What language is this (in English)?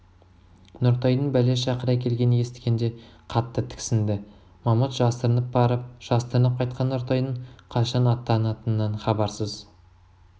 Kazakh